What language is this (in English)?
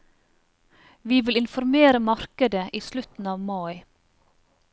Norwegian